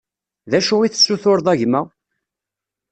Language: Kabyle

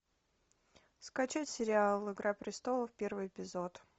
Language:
Russian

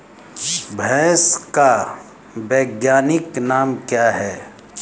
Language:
Hindi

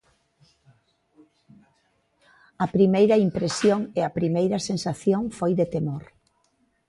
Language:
Galician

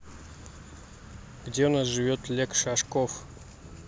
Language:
Russian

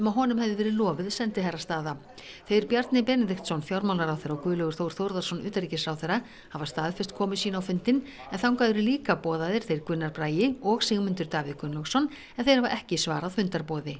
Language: Icelandic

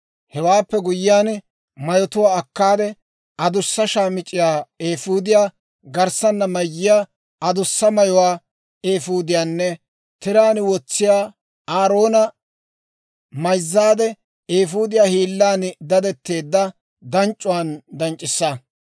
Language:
Dawro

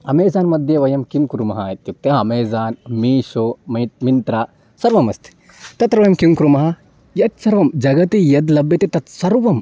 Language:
Sanskrit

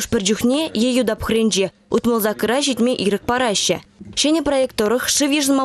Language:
Russian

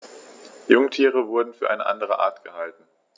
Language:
German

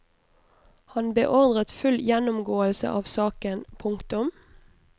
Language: Norwegian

